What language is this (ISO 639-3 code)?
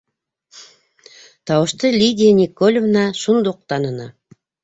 bak